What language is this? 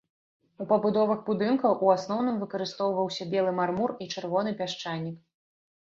Belarusian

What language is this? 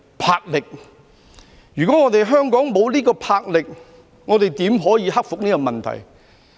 Cantonese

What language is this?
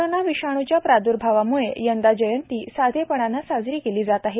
Marathi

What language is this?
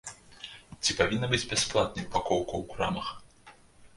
Belarusian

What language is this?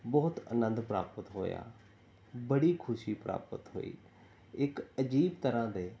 Punjabi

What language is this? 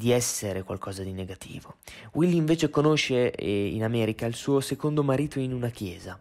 Italian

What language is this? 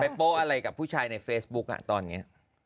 Thai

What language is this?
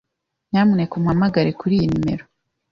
Kinyarwanda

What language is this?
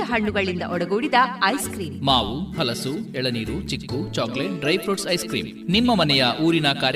Kannada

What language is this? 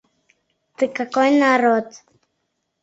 Mari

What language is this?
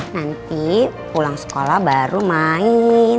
Indonesian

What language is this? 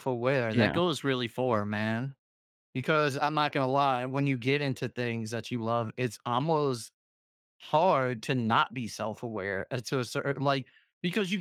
English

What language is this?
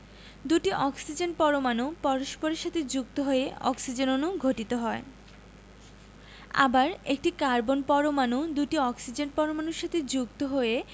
Bangla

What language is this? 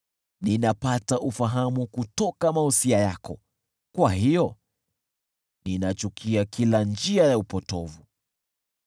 Swahili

